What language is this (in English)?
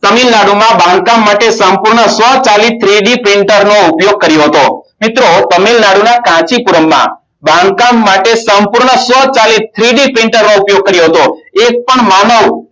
Gujarati